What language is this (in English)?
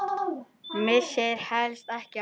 Icelandic